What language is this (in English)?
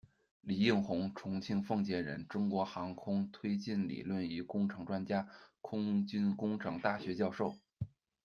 Chinese